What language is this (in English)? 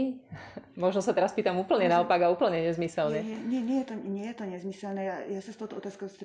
Slovak